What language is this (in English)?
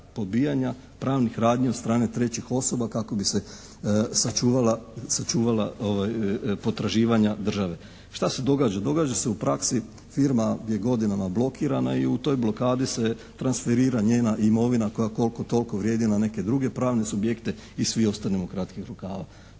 Croatian